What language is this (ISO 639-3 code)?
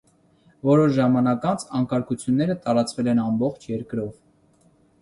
hye